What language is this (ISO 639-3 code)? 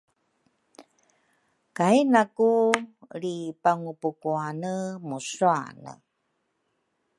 dru